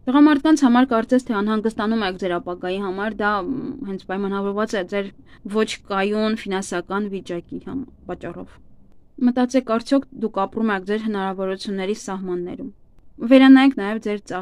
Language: Romanian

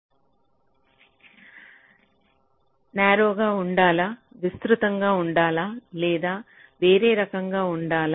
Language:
Telugu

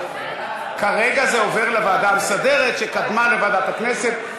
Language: Hebrew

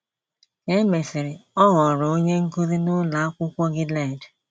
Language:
Igbo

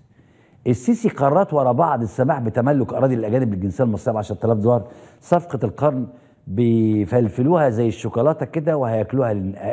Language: Arabic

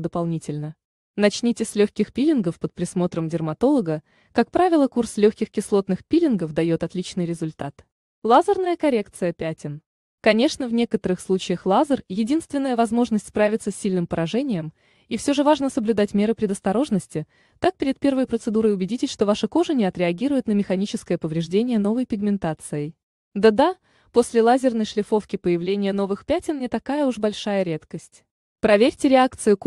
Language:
Russian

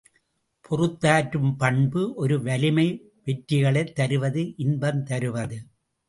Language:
Tamil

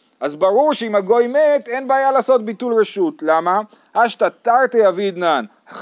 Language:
Hebrew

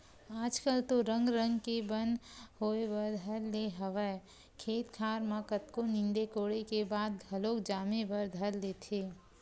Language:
Chhattisgarhi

